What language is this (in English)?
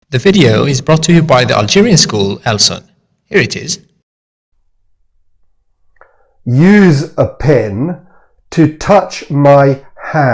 English